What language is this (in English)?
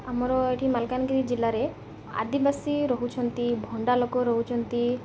Odia